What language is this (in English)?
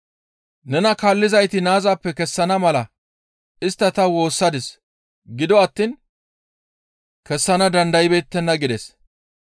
Gamo